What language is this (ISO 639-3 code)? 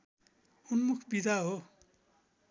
nep